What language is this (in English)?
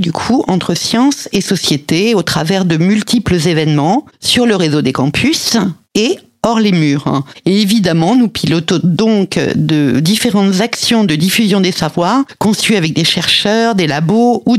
French